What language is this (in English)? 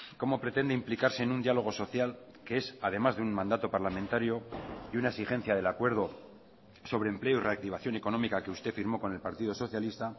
Spanish